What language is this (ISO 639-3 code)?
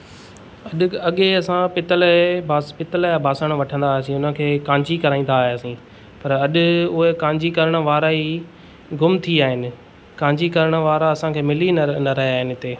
snd